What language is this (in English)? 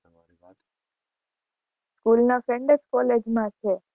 Gujarati